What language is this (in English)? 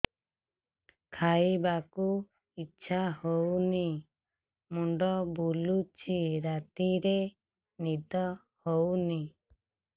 Odia